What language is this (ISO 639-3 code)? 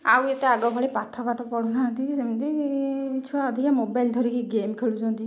ori